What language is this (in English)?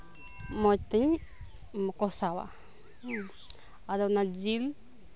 Santali